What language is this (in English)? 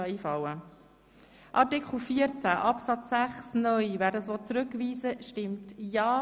Swiss German